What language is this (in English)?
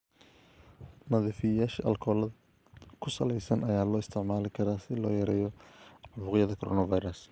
Somali